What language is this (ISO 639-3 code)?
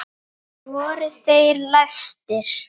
isl